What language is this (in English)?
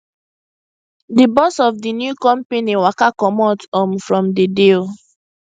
Nigerian Pidgin